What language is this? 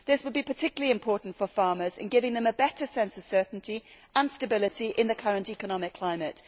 English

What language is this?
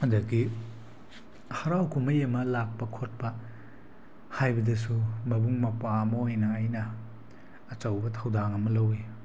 Manipuri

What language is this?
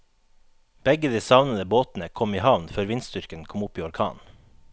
Norwegian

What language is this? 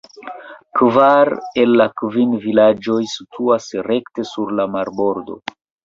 Esperanto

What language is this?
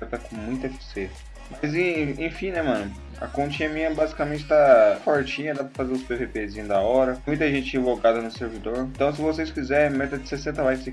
Portuguese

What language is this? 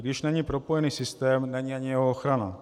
Czech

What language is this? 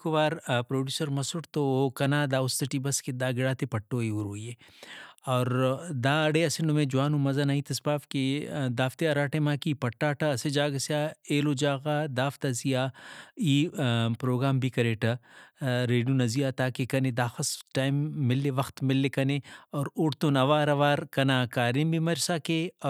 Brahui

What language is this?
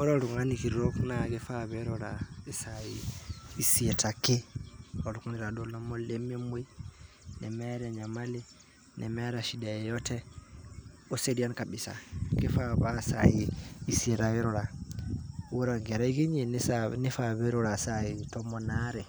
Masai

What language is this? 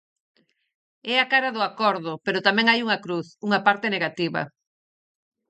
Galician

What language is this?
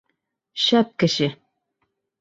Bashkir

